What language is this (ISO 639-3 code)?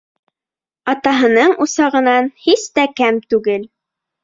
bak